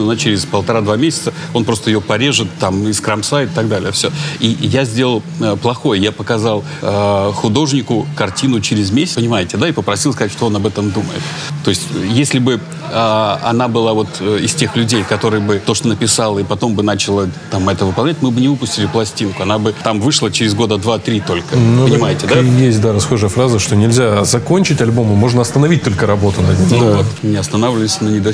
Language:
Russian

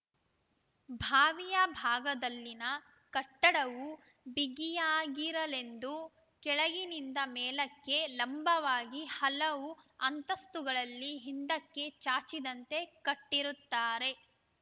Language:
Kannada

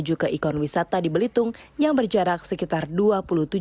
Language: Indonesian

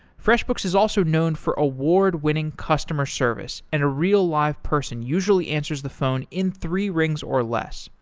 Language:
English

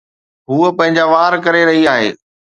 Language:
Sindhi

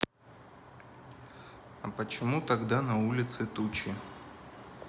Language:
Russian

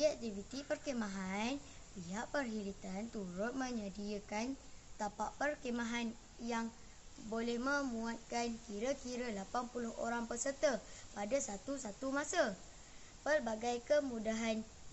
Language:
Malay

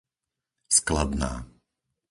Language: Slovak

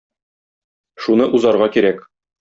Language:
Tatar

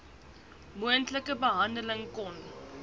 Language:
Afrikaans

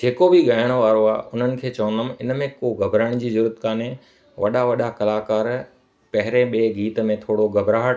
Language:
Sindhi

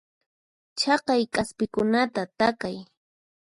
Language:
Puno Quechua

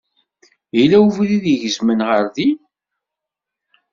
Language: Kabyle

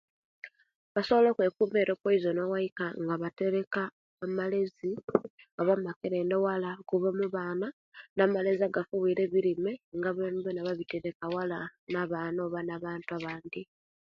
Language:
Kenyi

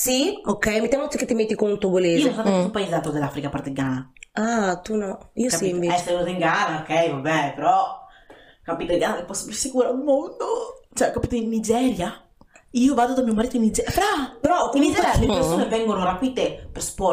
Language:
Italian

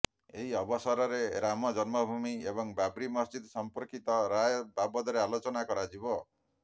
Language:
Odia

